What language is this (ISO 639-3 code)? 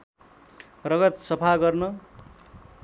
nep